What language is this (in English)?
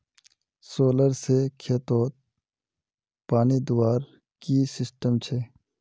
Magahi